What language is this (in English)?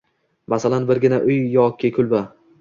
Uzbek